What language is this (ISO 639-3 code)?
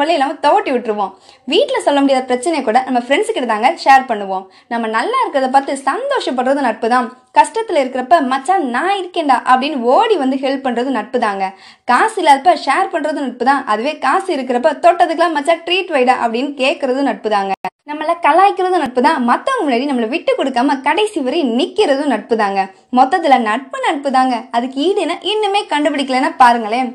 tam